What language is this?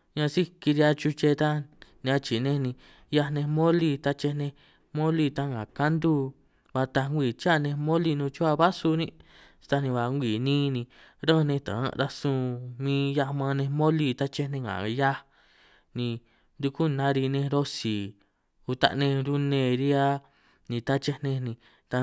San Martín Itunyoso Triqui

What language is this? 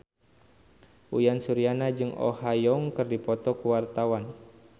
Sundanese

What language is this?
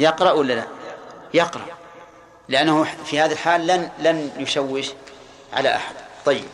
Arabic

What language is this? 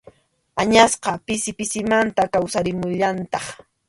Arequipa-La Unión Quechua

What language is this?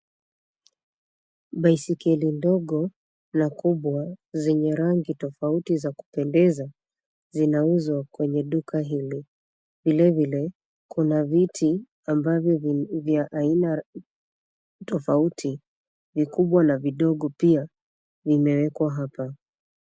Swahili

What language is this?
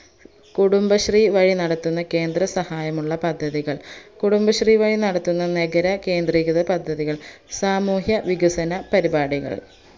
Malayalam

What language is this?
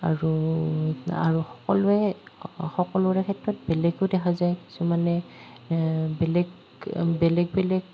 Assamese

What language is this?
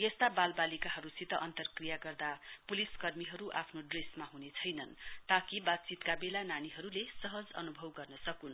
Nepali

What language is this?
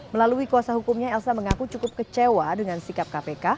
Indonesian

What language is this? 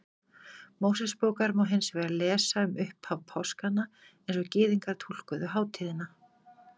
Icelandic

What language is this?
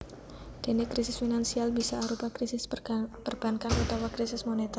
Javanese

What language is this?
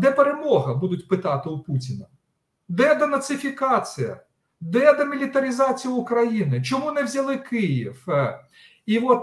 Ukrainian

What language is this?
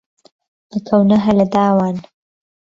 Central Kurdish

